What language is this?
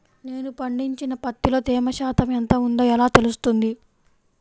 Telugu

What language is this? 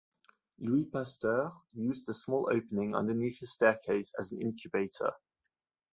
English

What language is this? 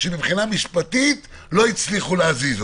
Hebrew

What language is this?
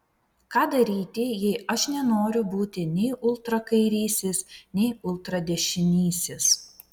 Lithuanian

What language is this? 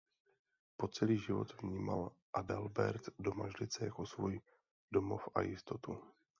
Czech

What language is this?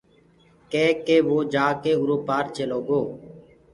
Gurgula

